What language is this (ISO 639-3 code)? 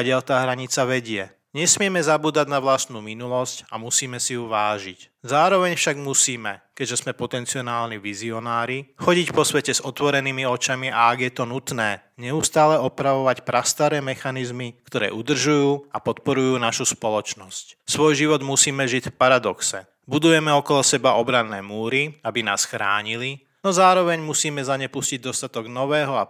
slk